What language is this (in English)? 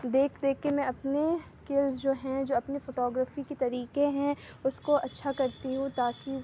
Urdu